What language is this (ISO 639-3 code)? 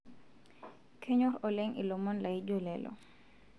mas